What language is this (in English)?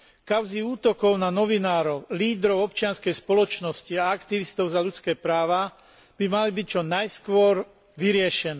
Slovak